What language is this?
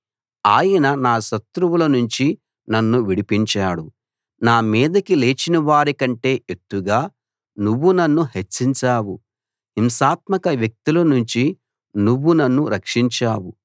Telugu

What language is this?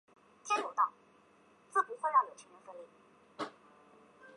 Chinese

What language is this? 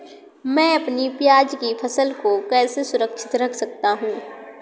Hindi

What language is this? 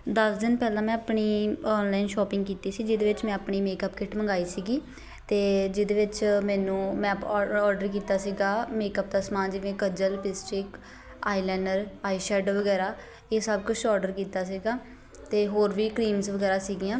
Punjabi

